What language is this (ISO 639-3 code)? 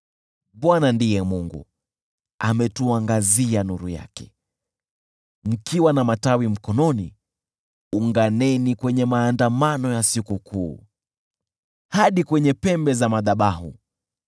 swa